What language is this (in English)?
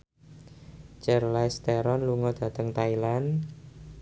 Javanese